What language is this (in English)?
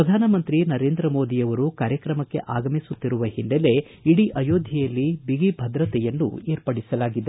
Kannada